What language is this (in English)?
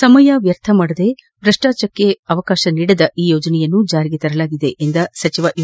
Kannada